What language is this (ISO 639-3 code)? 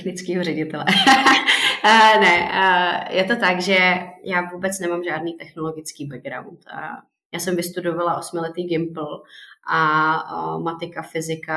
ces